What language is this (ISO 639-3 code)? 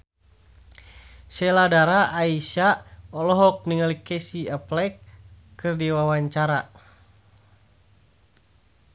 sun